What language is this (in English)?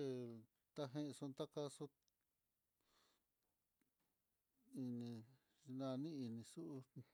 Mitlatongo Mixtec